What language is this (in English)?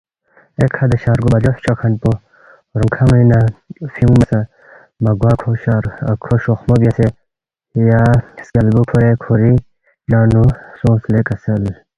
Balti